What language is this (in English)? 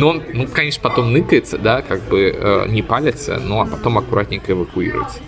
Russian